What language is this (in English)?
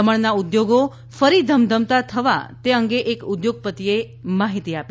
Gujarati